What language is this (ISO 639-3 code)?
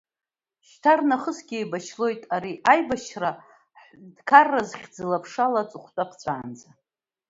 abk